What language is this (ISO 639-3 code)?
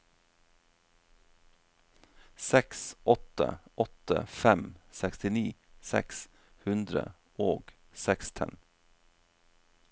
nor